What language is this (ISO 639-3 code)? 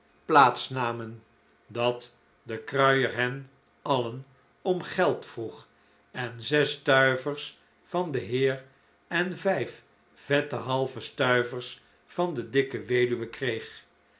nld